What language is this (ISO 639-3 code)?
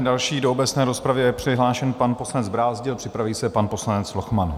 ces